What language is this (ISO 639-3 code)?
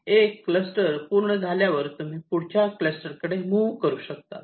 mar